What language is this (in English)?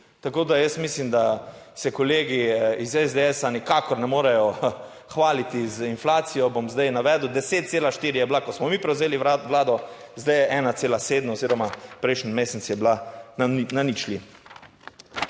Slovenian